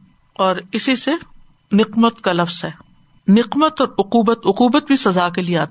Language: Urdu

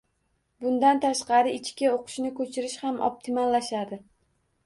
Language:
Uzbek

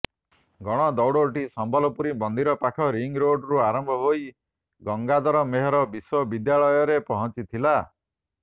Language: Odia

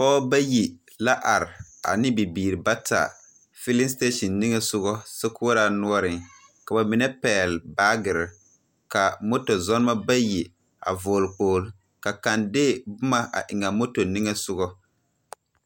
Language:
Southern Dagaare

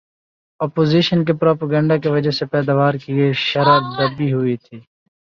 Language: Urdu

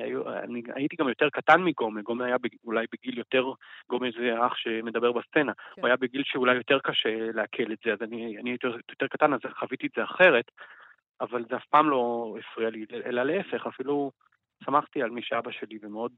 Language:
Hebrew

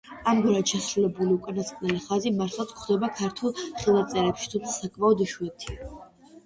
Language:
Georgian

